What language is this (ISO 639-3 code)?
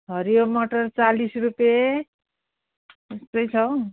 nep